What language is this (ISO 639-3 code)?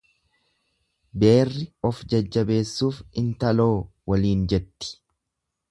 orm